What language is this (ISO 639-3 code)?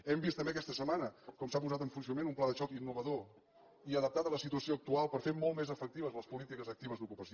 cat